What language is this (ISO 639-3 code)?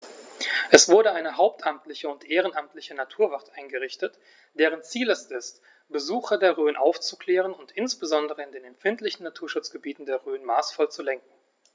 deu